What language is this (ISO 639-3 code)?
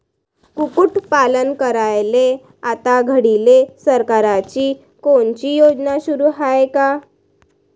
mar